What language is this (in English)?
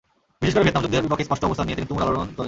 Bangla